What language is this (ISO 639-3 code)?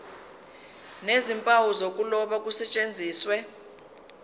zul